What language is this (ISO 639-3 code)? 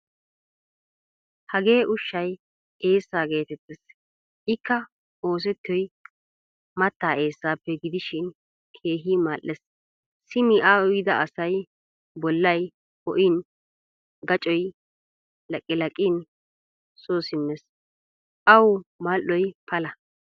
wal